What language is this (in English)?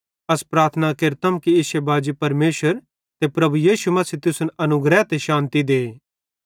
Bhadrawahi